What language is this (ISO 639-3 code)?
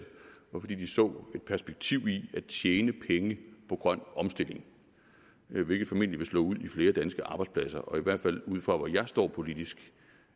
dan